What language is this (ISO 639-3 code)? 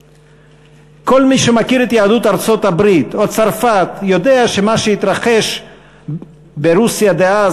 heb